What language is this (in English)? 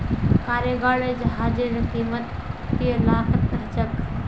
Magahi